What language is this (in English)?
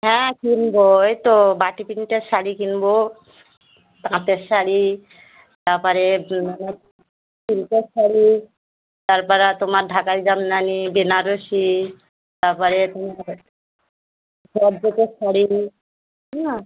Bangla